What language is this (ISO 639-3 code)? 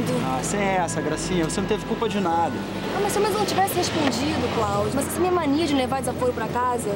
por